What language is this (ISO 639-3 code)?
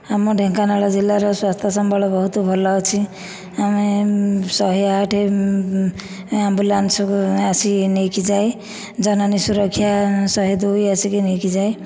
ori